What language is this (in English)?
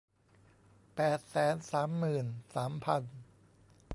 Thai